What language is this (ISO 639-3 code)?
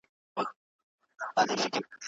pus